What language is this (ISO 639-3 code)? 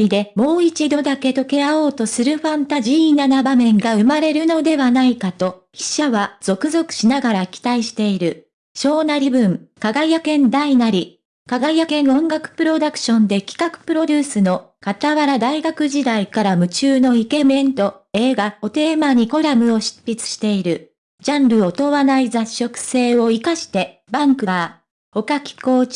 jpn